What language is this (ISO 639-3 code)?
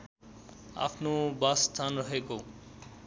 nep